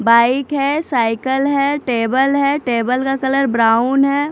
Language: Hindi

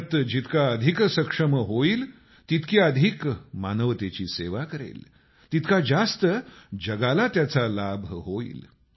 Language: Marathi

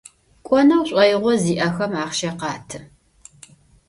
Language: Adyghe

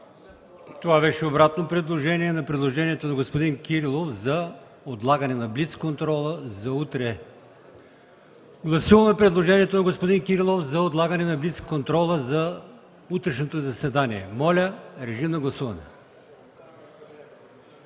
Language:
Bulgarian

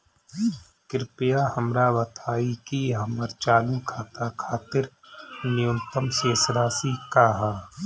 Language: Bhojpuri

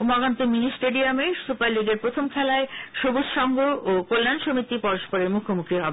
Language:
Bangla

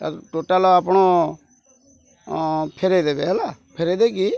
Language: Odia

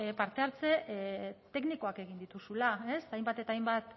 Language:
Basque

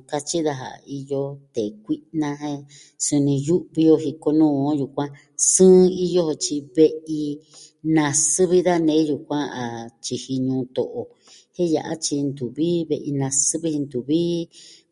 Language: Southwestern Tlaxiaco Mixtec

